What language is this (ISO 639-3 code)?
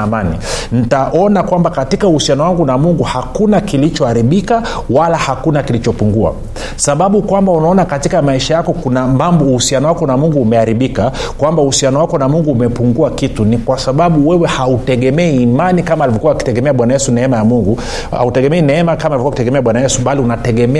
swa